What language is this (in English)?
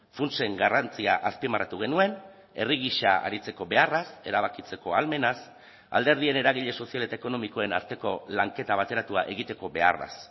Basque